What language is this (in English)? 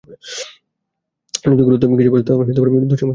Bangla